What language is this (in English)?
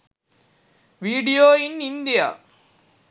Sinhala